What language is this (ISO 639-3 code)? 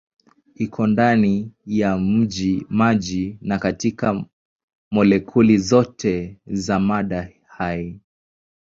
swa